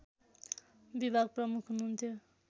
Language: Nepali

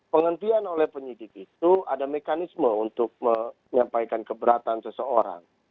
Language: Indonesian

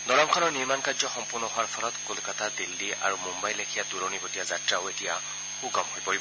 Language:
Assamese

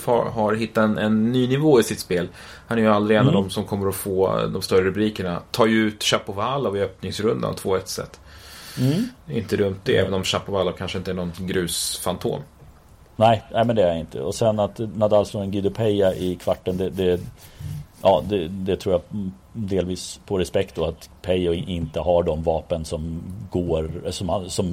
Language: Swedish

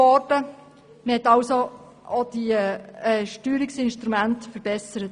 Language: Swiss German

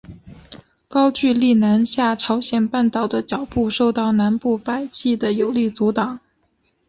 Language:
Chinese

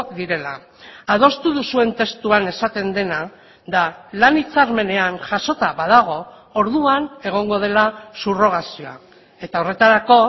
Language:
Basque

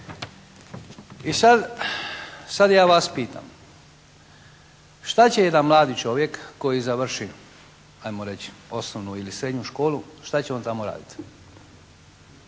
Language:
Croatian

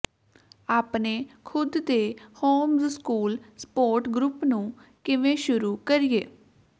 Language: Punjabi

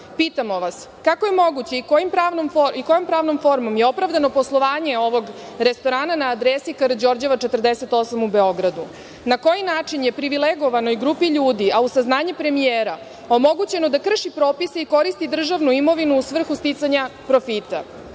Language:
Serbian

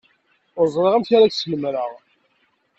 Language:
Kabyle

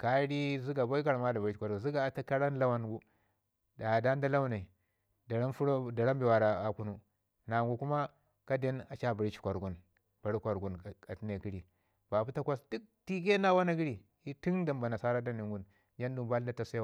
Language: Ngizim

